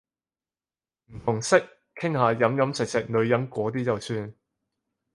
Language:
Cantonese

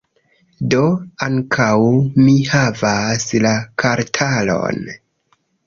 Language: Esperanto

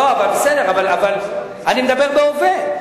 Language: Hebrew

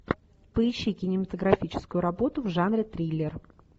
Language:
Russian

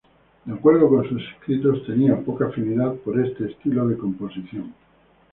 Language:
Spanish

